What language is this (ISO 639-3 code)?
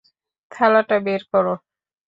ben